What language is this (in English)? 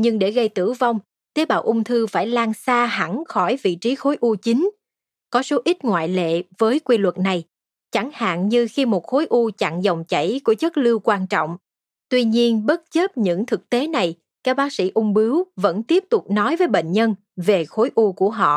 Vietnamese